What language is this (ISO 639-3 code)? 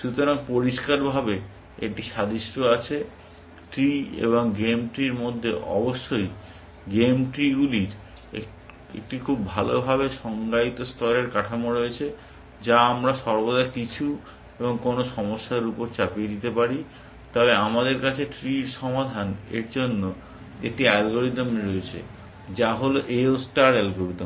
ben